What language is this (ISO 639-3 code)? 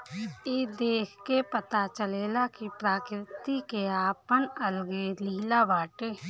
bho